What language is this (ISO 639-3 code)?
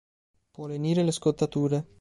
ita